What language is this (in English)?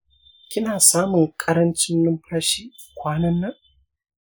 Hausa